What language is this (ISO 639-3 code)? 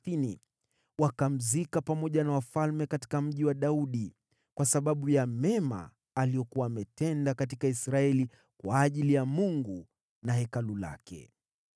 swa